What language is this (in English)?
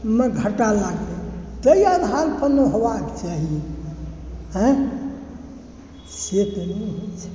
Maithili